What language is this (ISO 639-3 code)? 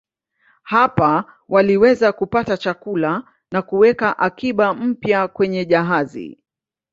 swa